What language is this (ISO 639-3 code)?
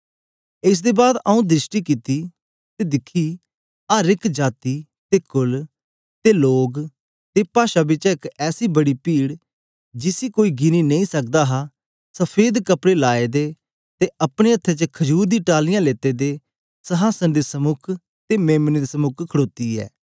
doi